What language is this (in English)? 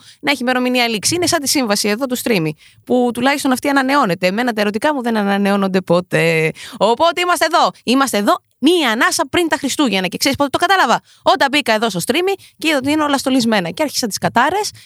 Greek